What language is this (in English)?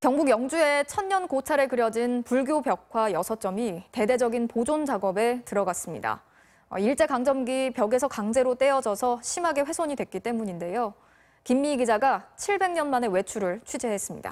Korean